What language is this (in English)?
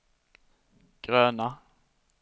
Swedish